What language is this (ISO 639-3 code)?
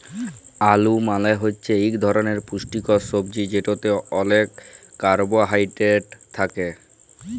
ben